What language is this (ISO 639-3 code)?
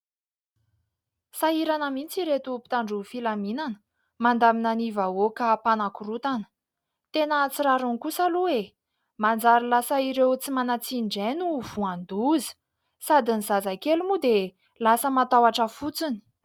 mlg